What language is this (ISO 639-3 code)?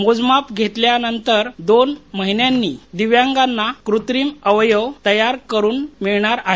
mar